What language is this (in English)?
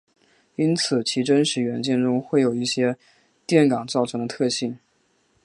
Chinese